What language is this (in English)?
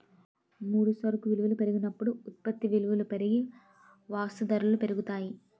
Telugu